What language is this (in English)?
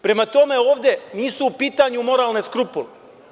Serbian